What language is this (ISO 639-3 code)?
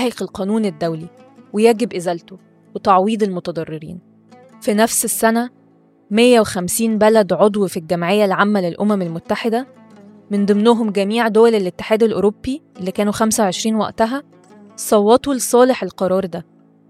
ara